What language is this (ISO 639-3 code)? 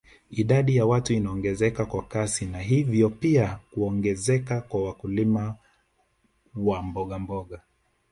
swa